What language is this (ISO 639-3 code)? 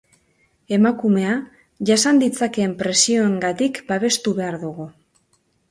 eus